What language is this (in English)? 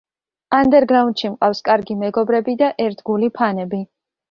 Georgian